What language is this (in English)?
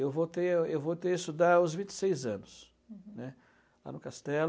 Portuguese